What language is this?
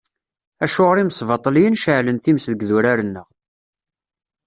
Kabyle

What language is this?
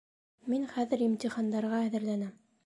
Bashkir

